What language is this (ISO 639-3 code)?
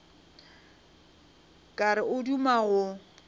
nso